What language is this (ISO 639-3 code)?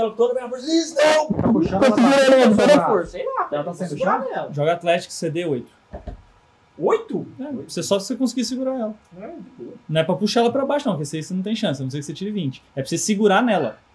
por